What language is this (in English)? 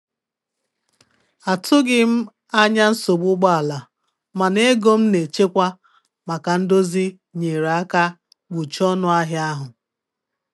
Igbo